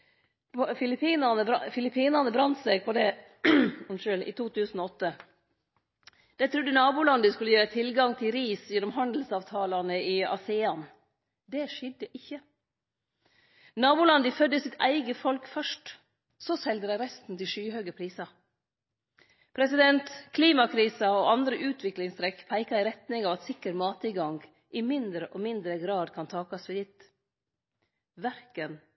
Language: Norwegian Nynorsk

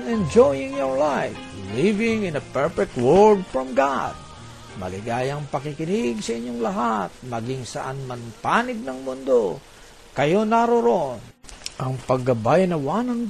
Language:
Filipino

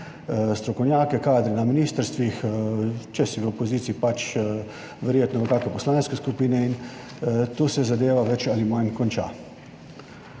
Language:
Slovenian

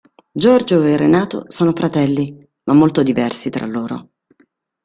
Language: Italian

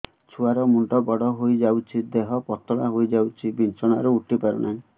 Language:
Odia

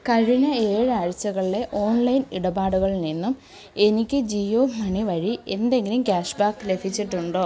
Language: Malayalam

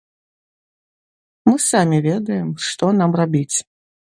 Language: Belarusian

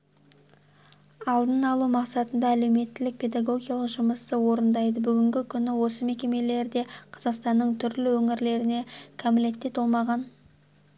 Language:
Kazakh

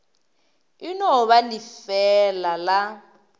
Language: Northern Sotho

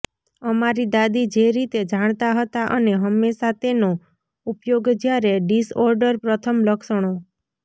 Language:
Gujarati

